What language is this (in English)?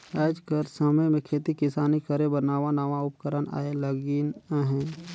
Chhattisgarhi